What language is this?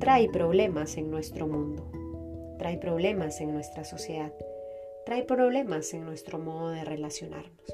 Spanish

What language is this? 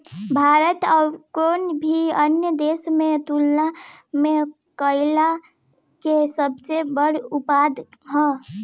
Bhojpuri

